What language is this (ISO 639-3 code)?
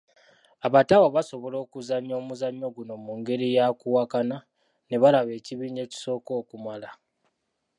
lug